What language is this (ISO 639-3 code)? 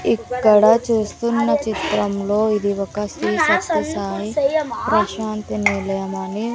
tel